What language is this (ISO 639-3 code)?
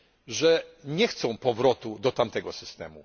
pol